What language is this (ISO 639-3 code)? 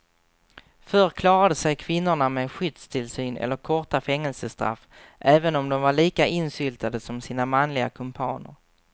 swe